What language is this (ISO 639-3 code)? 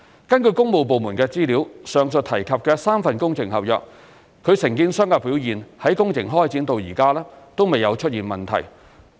yue